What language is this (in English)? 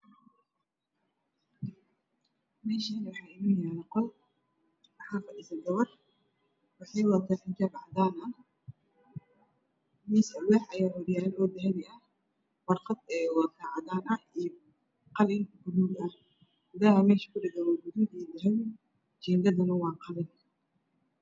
Somali